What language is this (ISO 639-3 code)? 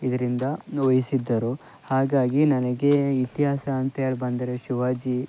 kan